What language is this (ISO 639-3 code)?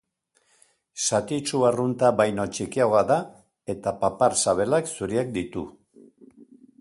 eus